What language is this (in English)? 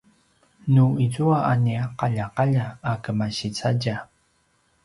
Paiwan